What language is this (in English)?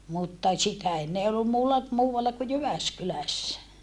Finnish